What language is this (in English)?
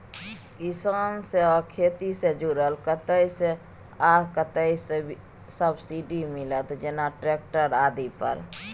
Maithili